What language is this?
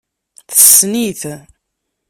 Kabyle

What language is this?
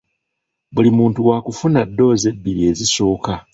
Ganda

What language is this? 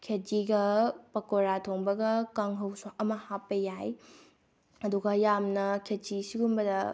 Manipuri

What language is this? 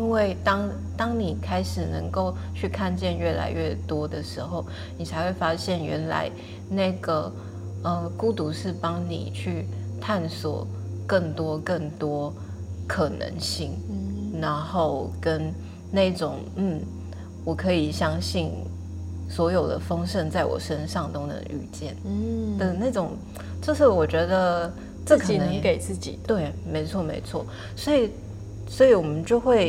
Chinese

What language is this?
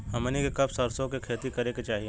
Bhojpuri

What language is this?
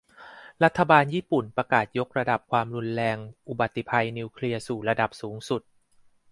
Thai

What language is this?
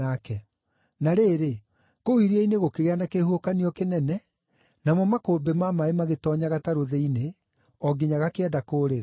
Kikuyu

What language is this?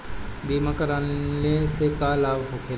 Bhojpuri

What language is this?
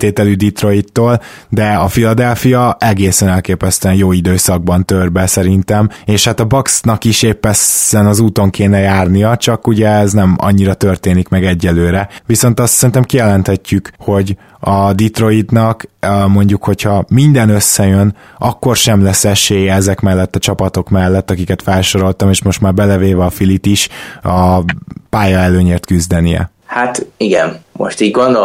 Hungarian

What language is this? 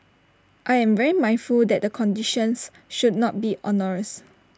English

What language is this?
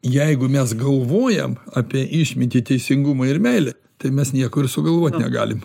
Lithuanian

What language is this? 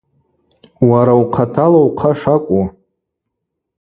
Abaza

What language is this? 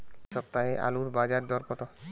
Bangla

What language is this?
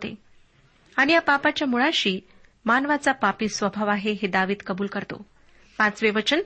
Marathi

